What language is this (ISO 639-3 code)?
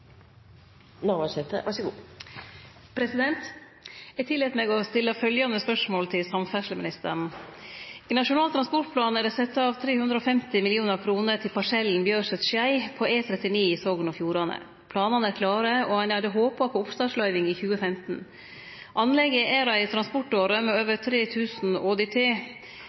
nno